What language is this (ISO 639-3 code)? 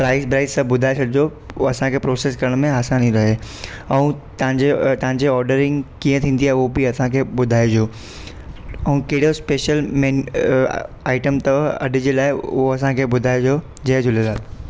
snd